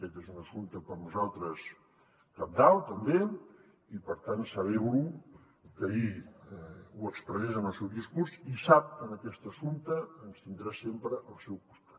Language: Catalan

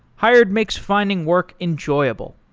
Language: English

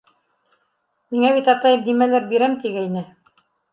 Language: Bashkir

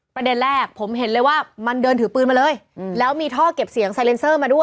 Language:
Thai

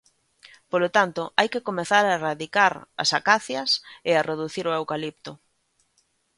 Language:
Galician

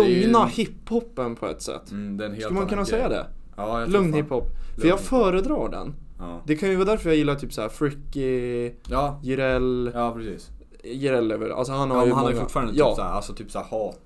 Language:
Swedish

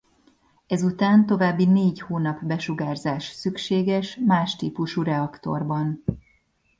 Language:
Hungarian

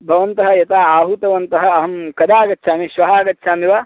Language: Sanskrit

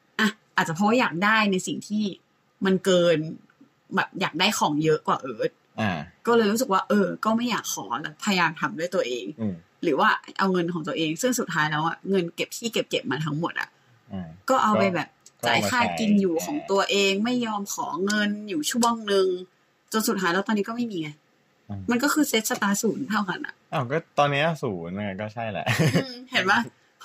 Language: Thai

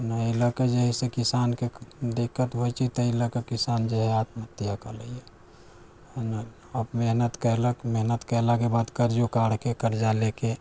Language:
Maithili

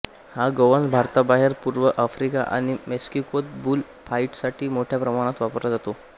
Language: Marathi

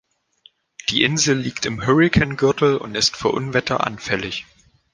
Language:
German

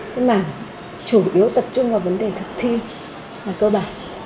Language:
Vietnamese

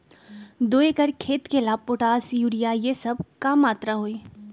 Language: Magahi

